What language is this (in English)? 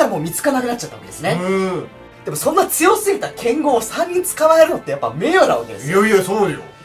Japanese